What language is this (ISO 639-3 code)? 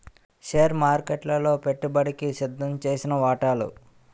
tel